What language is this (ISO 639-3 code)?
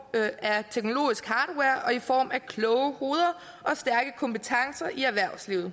dan